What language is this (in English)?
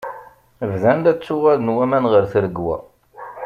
Kabyle